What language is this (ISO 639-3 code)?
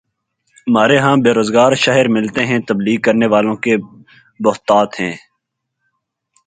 urd